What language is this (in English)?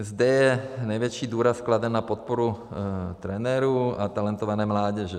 Czech